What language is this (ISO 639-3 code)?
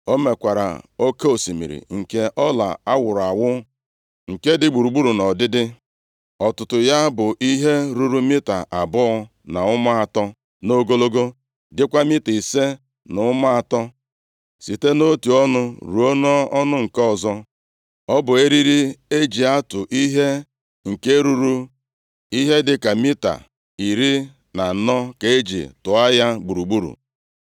ibo